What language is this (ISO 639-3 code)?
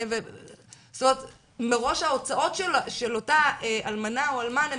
heb